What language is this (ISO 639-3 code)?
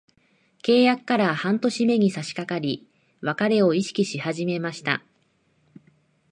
jpn